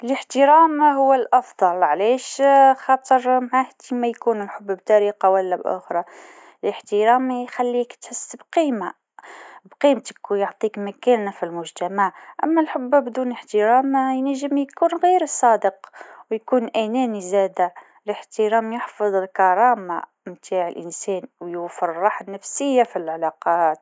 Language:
Tunisian Arabic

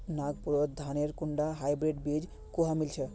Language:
Magahi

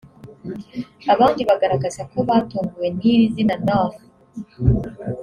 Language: Kinyarwanda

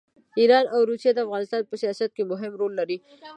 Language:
Pashto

